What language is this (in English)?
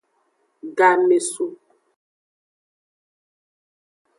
Aja (Benin)